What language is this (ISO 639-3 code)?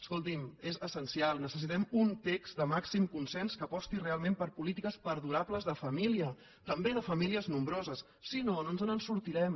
cat